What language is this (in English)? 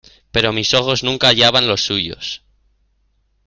Spanish